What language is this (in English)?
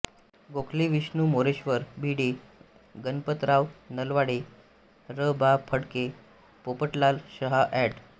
Marathi